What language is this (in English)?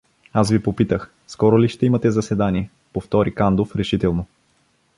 Bulgarian